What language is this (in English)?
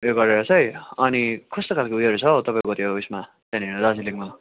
Nepali